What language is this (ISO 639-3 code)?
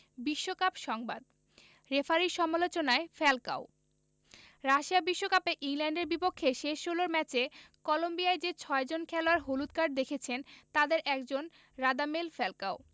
ben